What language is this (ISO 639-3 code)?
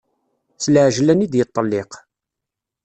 kab